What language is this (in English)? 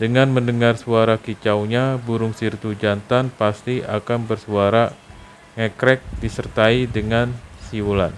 Indonesian